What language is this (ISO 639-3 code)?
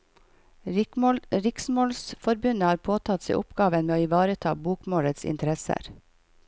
nor